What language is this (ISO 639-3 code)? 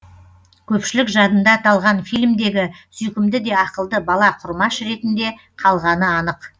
kaz